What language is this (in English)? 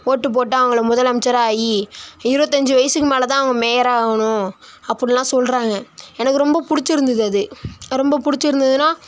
Tamil